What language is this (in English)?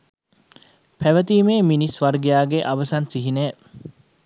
Sinhala